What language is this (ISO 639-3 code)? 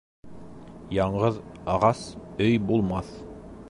bak